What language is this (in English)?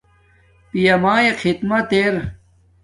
Domaaki